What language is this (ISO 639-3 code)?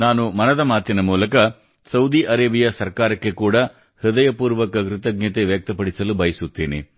kan